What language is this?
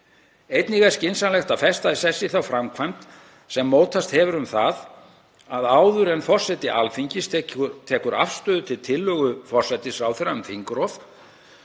Icelandic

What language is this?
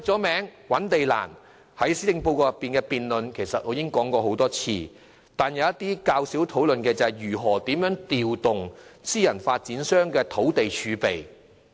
Cantonese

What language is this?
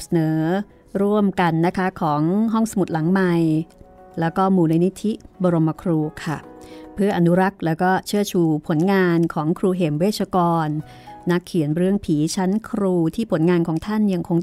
Thai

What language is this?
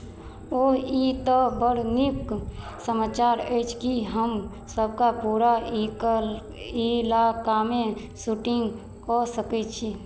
Maithili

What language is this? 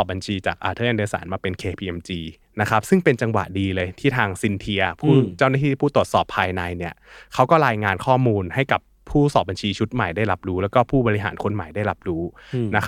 Thai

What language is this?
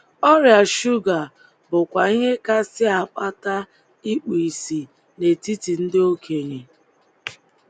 Igbo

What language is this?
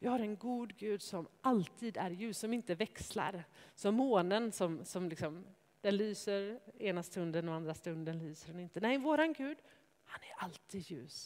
Swedish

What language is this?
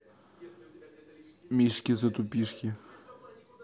Russian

